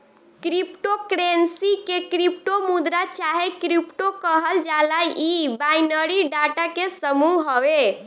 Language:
Bhojpuri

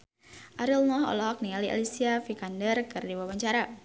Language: Sundanese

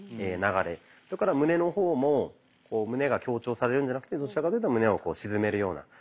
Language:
Japanese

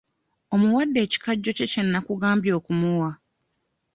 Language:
Ganda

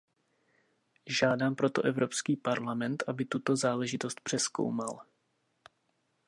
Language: Czech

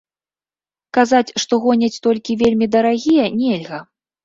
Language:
Belarusian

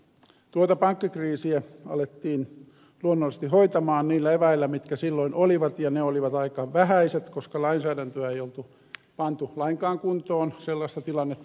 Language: Finnish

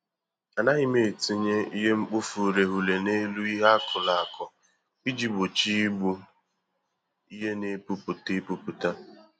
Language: Igbo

